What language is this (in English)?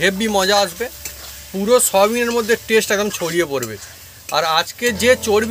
Bangla